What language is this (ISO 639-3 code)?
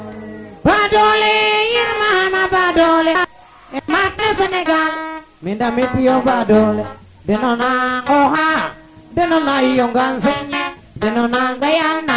srr